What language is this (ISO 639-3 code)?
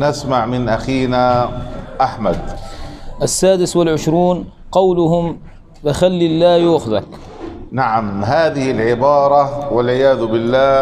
ara